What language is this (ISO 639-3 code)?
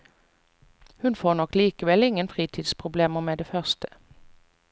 nor